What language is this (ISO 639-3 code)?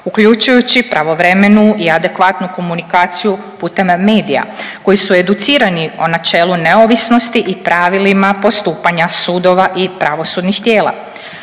hrv